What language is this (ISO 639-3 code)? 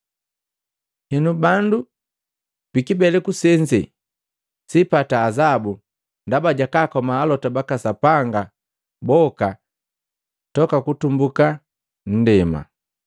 mgv